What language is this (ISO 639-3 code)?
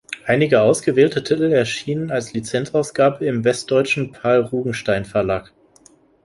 deu